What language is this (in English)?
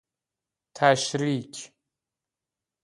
Persian